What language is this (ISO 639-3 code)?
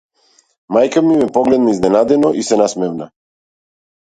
mkd